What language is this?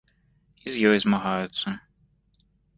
Belarusian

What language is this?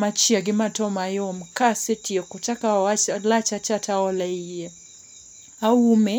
Luo (Kenya and Tanzania)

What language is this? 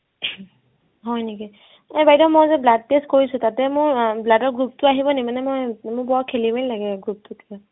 Assamese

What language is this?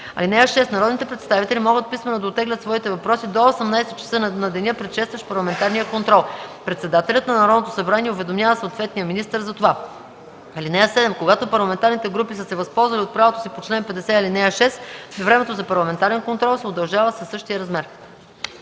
Bulgarian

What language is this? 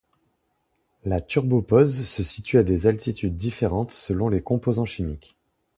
French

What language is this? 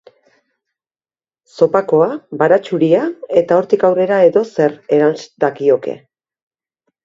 Basque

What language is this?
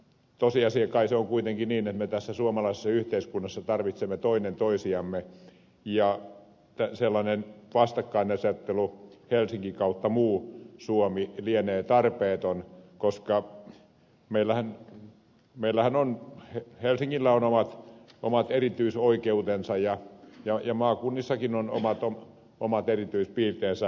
Finnish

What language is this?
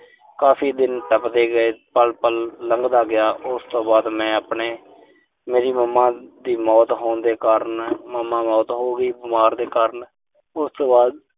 Punjabi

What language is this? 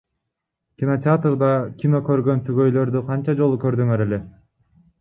Kyrgyz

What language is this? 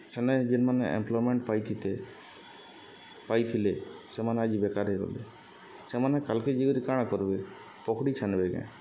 Odia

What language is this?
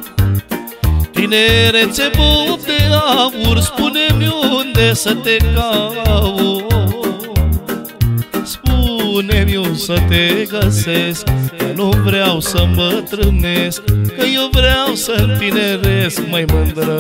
Romanian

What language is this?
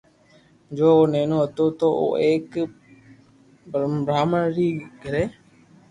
Loarki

